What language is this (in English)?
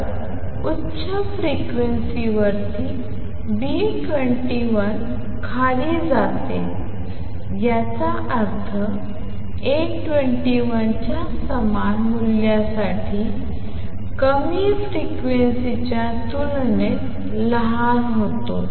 Marathi